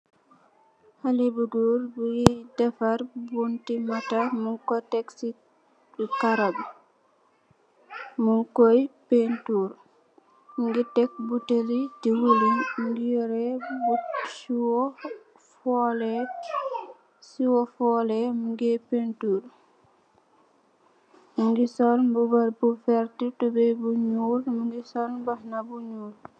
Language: Wolof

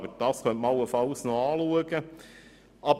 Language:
Swiss German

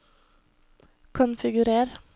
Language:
Norwegian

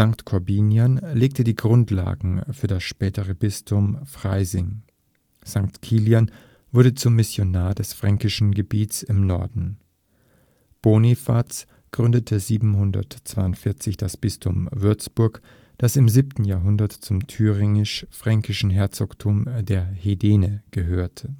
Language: German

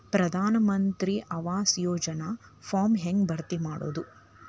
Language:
Kannada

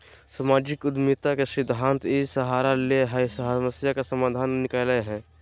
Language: Magahi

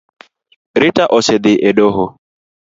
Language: Luo (Kenya and Tanzania)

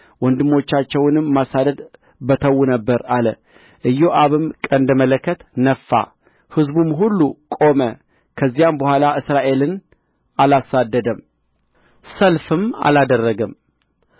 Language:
Amharic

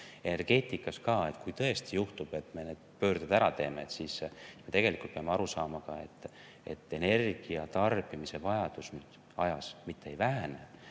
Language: Estonian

